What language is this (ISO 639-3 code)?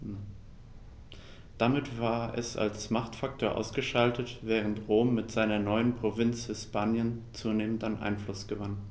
deu